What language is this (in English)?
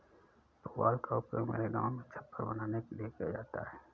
Hindi